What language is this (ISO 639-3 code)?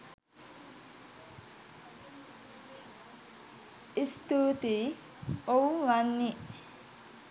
sin